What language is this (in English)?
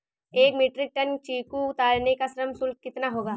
Hindi